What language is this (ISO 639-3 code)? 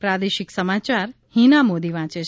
guj